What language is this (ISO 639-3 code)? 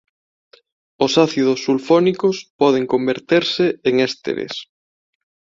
glg